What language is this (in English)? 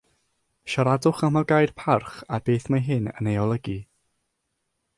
Welsh